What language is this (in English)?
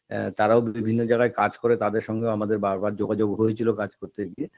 Bangla